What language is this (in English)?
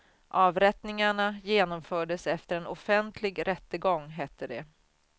Swedish